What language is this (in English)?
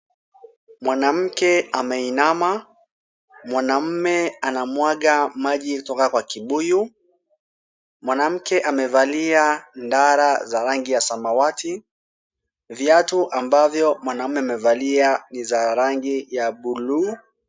Swahili